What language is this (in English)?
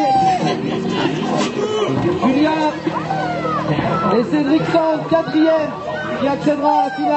French